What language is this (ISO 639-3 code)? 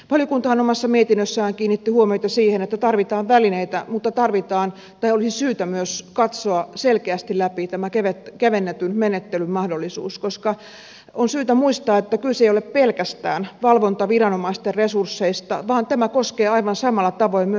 fin